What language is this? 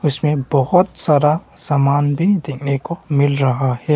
Hindi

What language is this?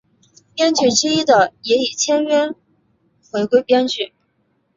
Chinese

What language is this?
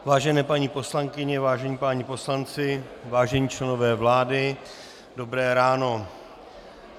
Czech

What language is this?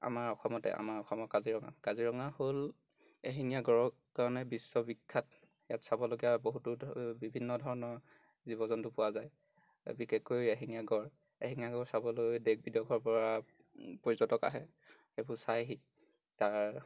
Assamese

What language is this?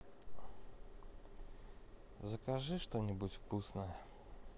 Russian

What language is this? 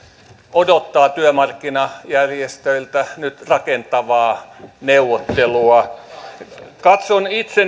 Finnish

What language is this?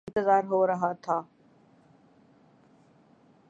Urdu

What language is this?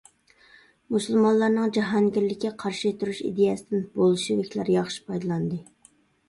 Uyghur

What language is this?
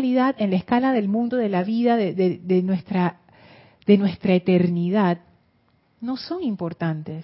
Spanish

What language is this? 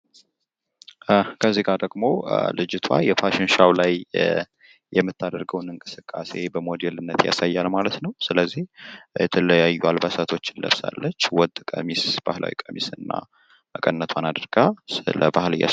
Amharic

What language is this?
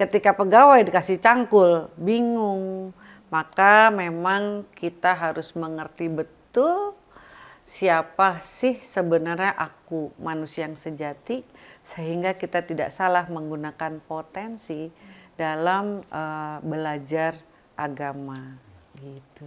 Indonesian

